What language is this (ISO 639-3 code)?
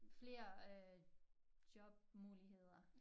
dan